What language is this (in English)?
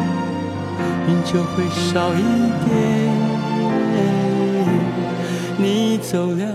Chinese